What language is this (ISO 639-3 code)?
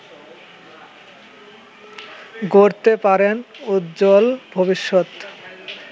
ben